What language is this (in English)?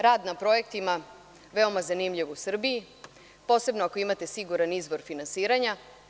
Serbian